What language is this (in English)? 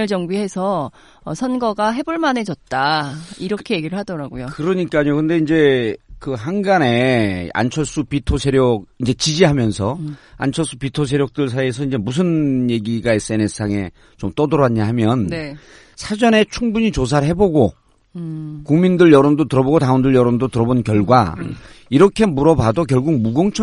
Korean